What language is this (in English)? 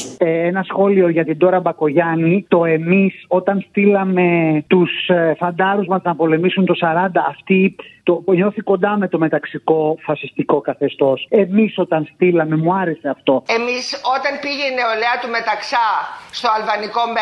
Greek